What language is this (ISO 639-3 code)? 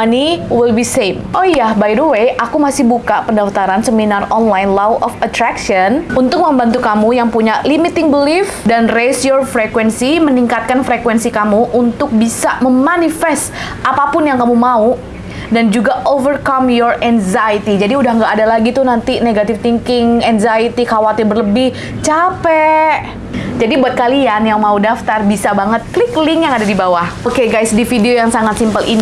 ind